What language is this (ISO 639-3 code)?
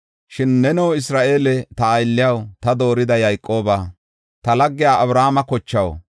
gof